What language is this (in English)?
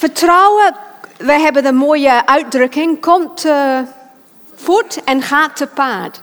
Dutch